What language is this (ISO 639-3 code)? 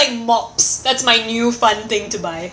eng